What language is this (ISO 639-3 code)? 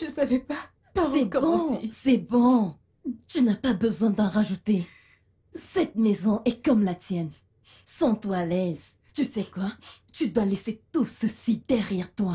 fra